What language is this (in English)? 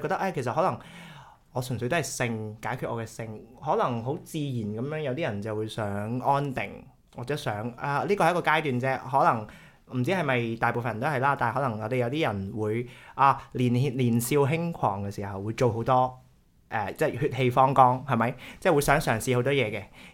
Chinese